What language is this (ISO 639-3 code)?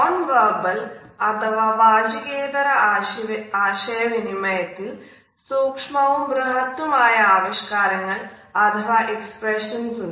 mal